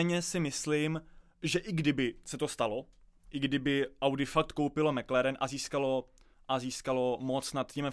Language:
Czech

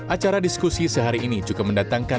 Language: Indonesian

